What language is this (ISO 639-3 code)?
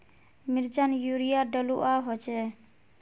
mag